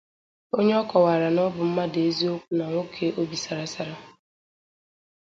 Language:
Igbo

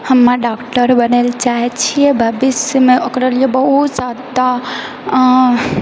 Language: Maithili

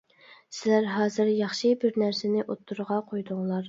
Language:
Uyghur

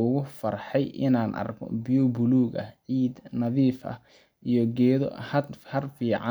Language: Somali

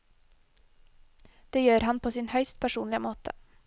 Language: Norwegian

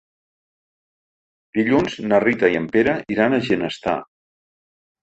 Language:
Catalan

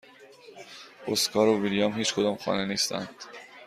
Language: Persian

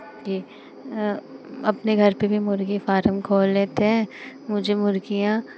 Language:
Hindi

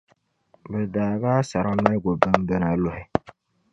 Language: Dagbani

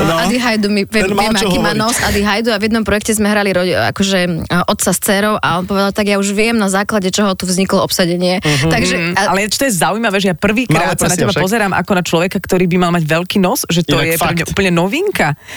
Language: Slovak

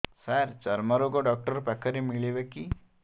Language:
Odia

